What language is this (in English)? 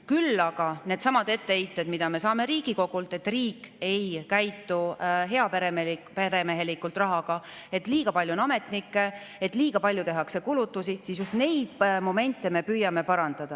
Estonian